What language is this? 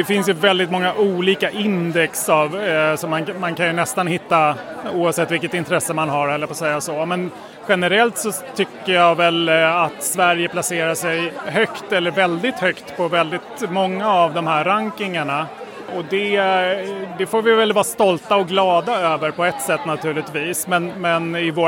Swedish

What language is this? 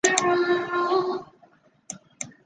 Chinese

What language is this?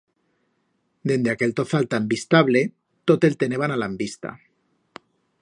Aragonese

